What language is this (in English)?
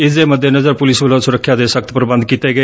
Punjabi